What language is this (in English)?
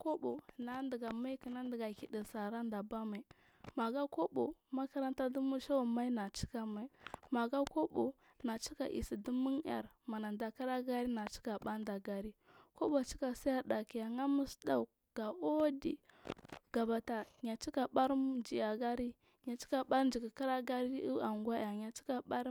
Marghi South